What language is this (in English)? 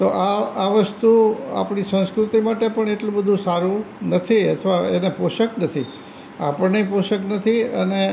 Gujarati